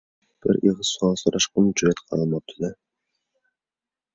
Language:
Uyghur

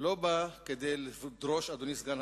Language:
Hebrew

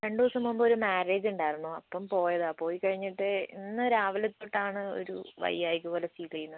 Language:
Malayalam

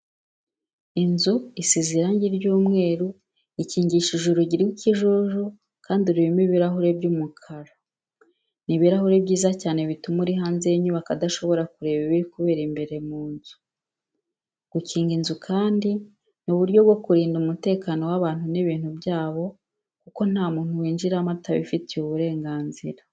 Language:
Kinyarwanda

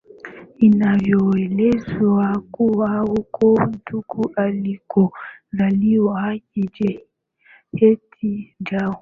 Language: Swahili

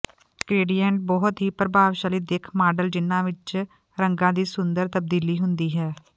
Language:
Punjabi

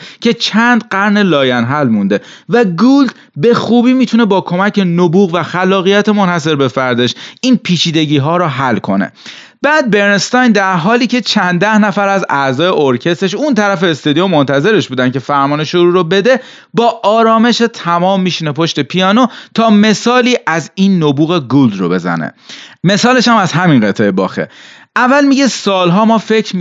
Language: Persian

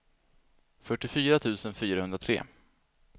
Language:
Swedish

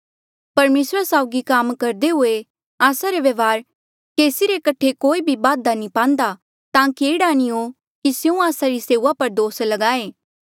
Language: Mandeali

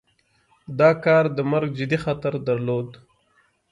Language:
Pashto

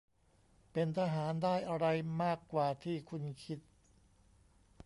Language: Thai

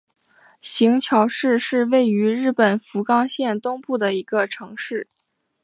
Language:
Chinese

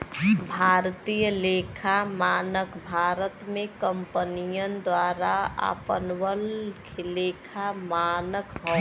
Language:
Bhojpuri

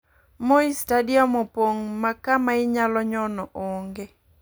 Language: Luo (Kenya and Tanzania)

